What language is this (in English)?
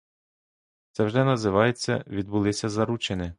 Ukrainian